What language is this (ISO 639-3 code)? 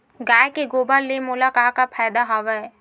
hne